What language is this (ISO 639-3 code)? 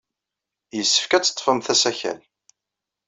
kab